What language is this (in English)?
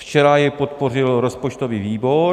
Czech